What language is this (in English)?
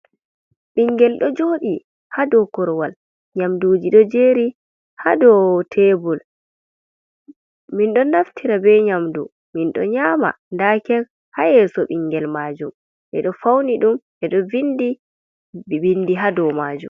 Fula